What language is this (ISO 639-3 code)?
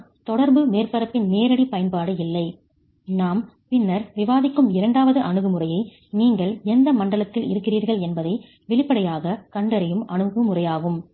tam